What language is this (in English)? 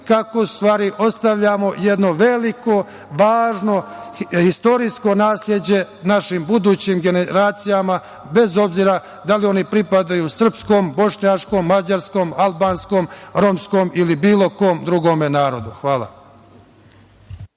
Serbian